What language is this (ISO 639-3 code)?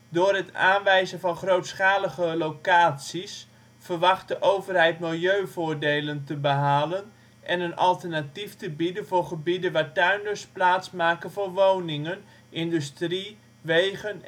nld